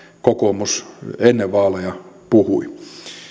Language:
Finnish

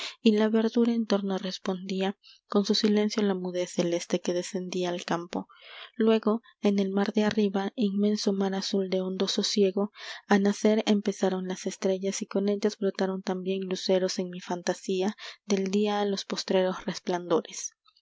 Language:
Spanish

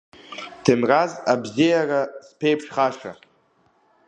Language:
Abkhazian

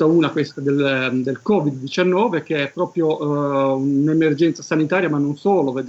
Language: Italian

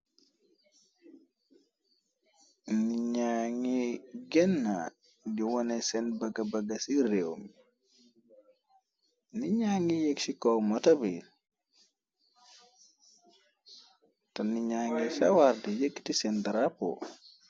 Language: Wolof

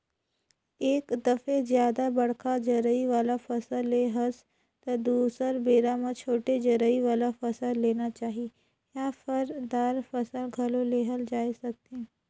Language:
Chhattisgarhi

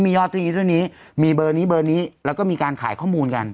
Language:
Thai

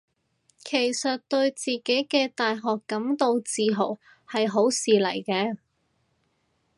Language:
Cantonese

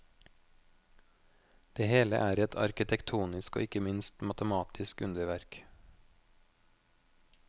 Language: Norwegian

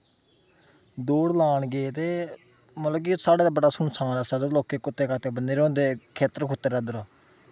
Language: Dogri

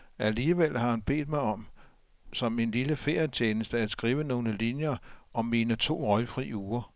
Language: Danish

